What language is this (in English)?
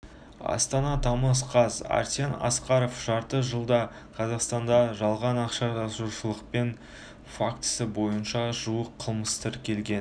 Kazakh